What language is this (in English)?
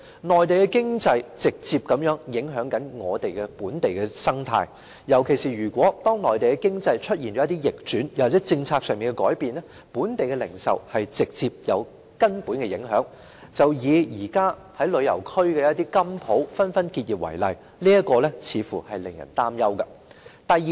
Cantonese